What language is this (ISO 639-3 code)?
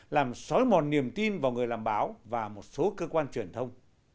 vie